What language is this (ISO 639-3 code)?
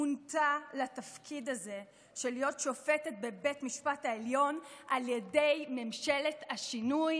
heb